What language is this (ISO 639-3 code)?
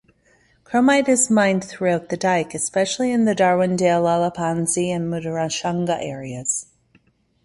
eng